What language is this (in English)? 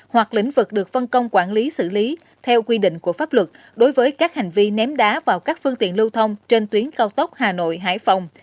Vietnamese